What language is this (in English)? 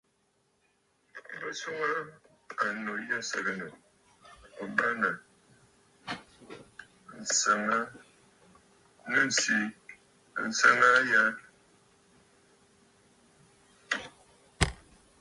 Bafut